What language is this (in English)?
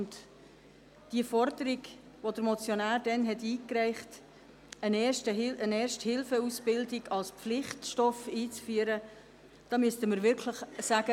Swiss German